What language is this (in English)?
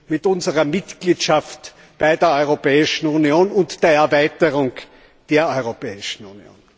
German